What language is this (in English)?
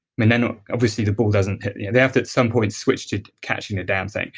English